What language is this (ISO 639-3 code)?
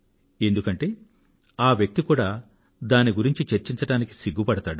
tel